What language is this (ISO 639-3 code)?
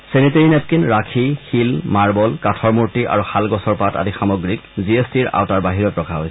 asm